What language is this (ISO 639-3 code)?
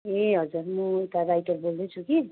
nep